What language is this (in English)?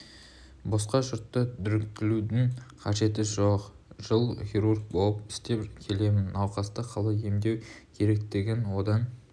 Kazakh